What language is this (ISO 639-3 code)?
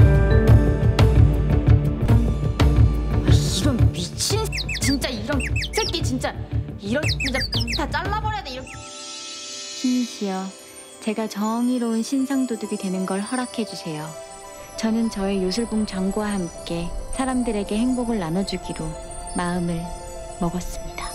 kor